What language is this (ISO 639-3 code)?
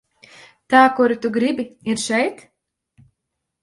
lav